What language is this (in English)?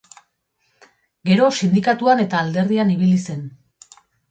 Basque